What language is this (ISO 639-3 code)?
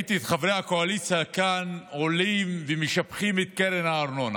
heb